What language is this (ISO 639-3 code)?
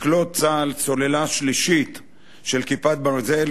heb